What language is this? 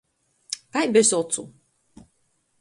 Latgalian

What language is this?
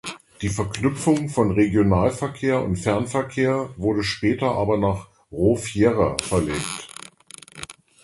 German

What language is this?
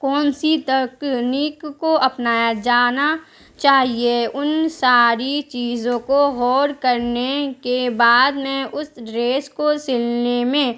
Urdu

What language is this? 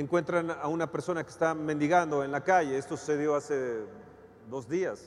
Spanish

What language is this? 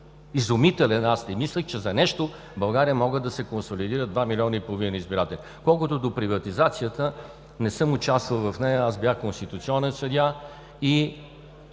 Bulgarian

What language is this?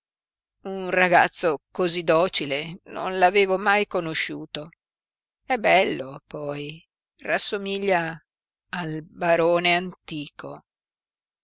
Italian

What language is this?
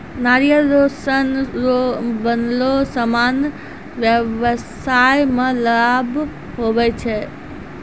Maithili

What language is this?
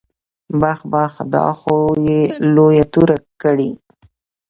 Pashto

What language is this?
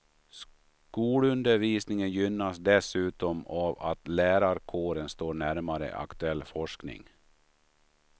Swedish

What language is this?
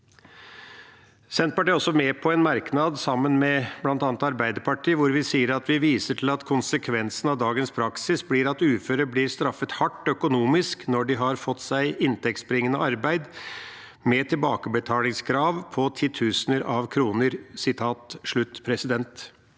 Norwegian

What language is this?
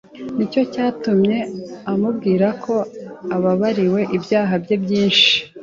Kinyarwanda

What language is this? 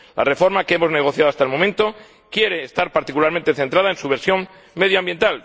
Spanish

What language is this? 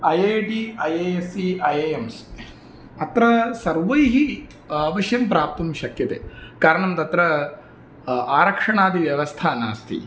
Sanskrit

